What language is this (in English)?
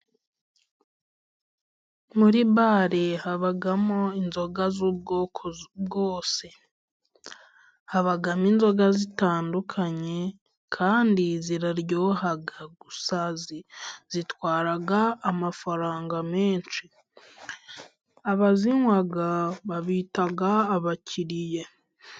Kinyarwanda